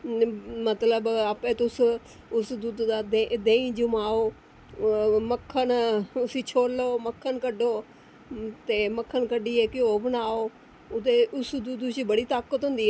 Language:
Dogri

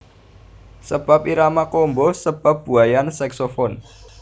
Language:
Javanese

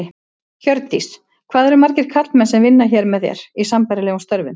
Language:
Icelandic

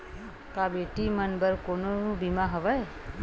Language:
Chhattisgarhi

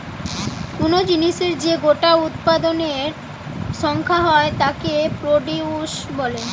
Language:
Bangla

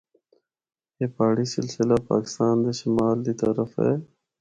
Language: Northern Hindko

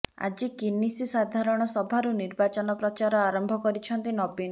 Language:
Odia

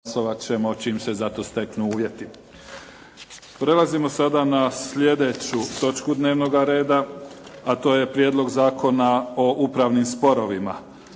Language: Croatian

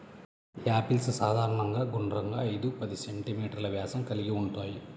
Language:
Telugu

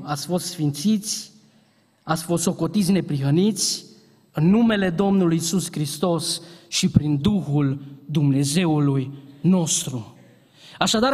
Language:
Romanian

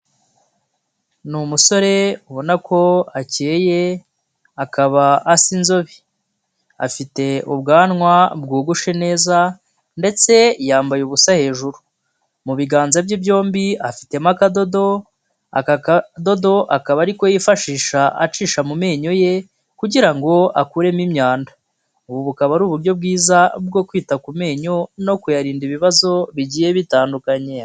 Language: Kinyarwanda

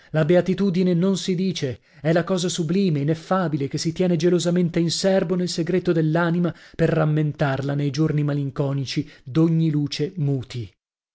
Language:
Italian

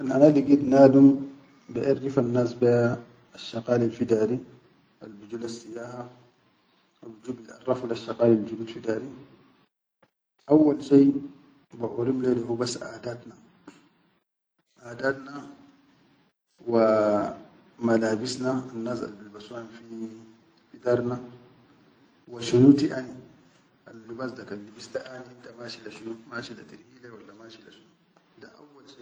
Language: Chadian Arabic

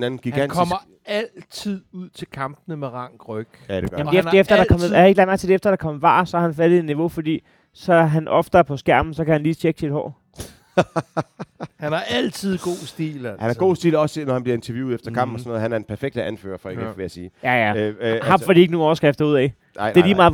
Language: Danish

